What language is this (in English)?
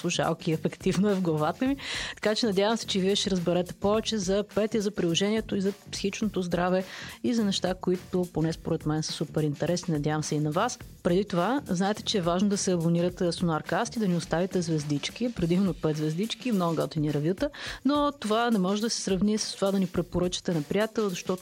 Bulgarian